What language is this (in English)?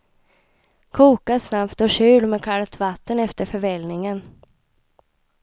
Swedish